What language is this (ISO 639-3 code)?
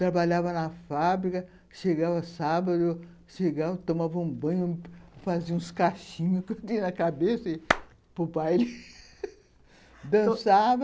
por